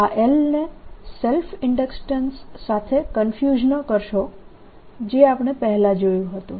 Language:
Gujarati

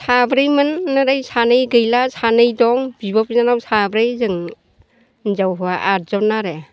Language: Bodo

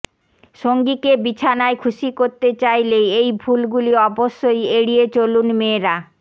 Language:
Bangla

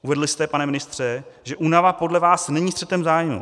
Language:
Czech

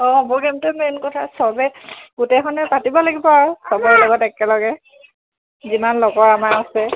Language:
Assamese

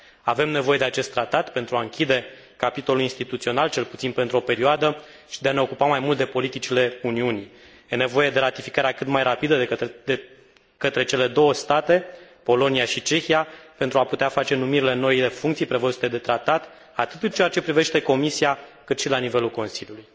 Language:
Romanian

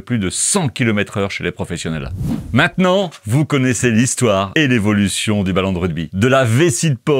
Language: French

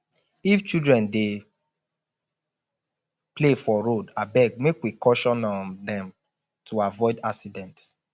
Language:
Nigerian Pidgin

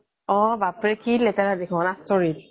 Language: Assamese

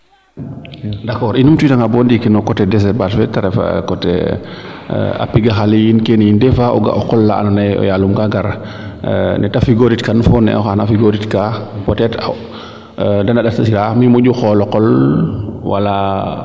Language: Serer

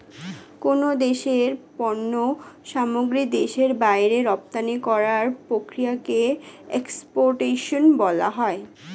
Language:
Bangla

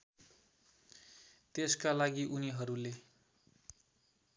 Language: Nepali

